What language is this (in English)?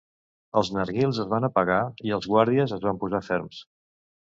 Catalan